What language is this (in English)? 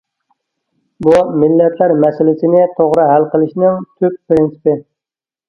Uyghur